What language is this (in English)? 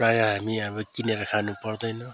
Nepali